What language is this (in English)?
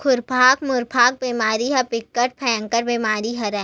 Chhattisgarhi